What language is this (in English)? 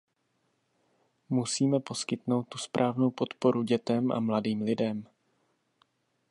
Czech